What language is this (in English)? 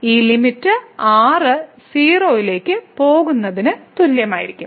Malayalam